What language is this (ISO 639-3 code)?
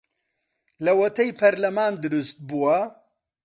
ckb